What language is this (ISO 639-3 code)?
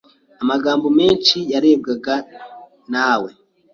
kin